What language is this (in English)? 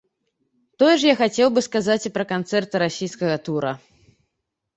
Belarusian